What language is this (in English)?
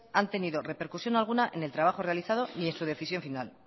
Spanish